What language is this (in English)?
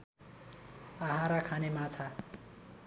Nepali